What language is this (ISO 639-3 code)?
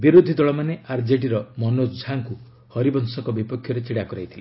ori